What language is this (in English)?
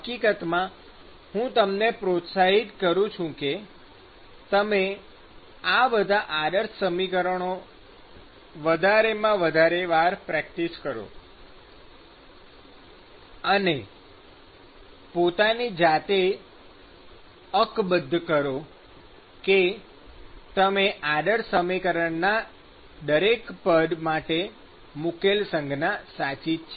Gujarati